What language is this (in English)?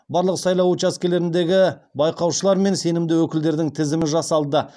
Kazakh